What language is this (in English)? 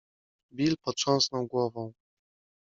Polish